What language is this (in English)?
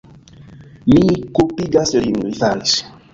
Esperanto